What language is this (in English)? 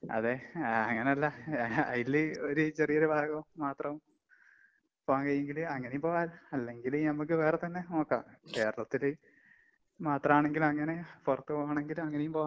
Malayalam